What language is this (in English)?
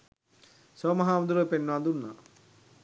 Sinhala